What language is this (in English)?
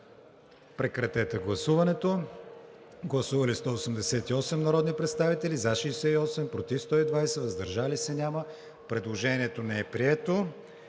Bulgarian